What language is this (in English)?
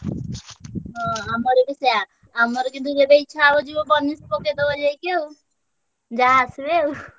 Odia